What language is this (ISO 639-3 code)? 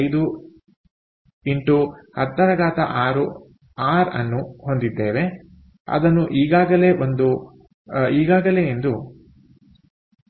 kan